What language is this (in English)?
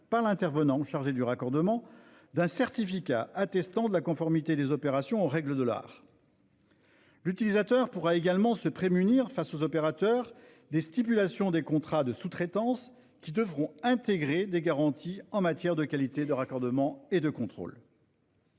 French